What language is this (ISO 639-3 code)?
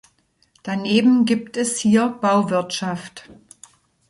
deu